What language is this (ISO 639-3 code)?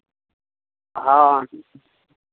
mai